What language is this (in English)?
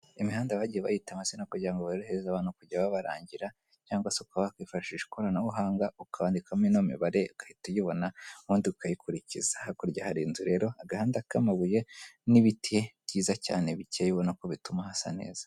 Kinyarwanda